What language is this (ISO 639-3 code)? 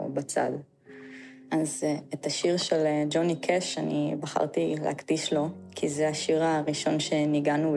heb